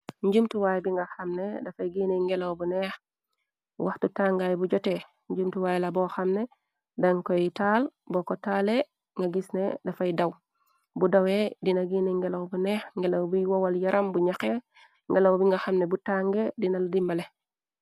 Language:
Wolof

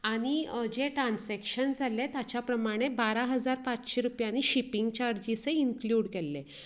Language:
Konkani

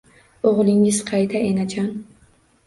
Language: Uzbek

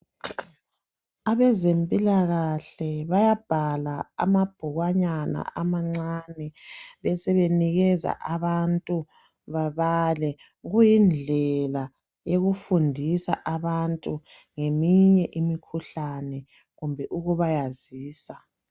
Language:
North Ndebele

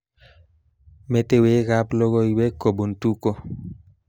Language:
Kalenjin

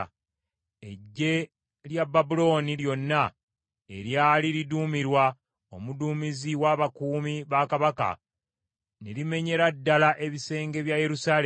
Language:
Ganda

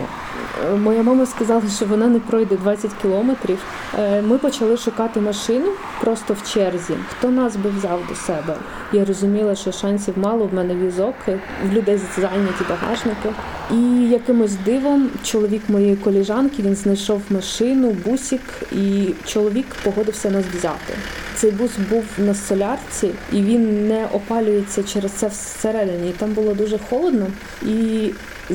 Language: Ukrainian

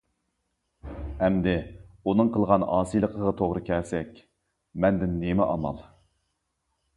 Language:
Uyghur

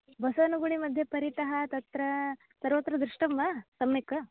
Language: Sanskrit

